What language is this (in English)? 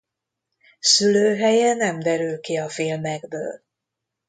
Hungarian